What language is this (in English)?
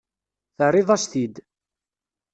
Kabyle